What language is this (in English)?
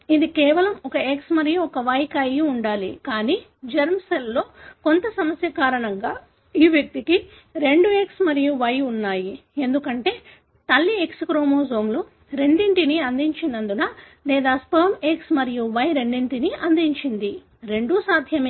Telugu